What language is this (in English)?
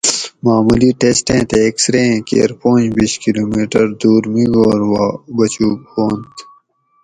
Gawri